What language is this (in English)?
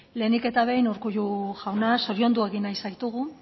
Basque